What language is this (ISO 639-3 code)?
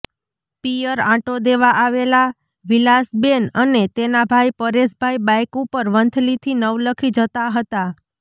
guj